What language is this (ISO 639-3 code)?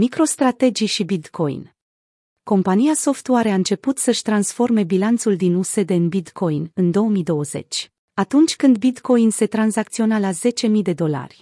ron